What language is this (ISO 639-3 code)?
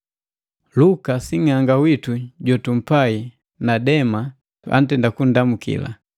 mgv